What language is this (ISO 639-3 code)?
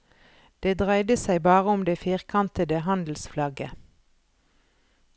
nor